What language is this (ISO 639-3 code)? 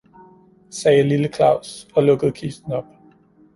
dan